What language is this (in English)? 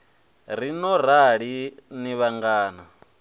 Venda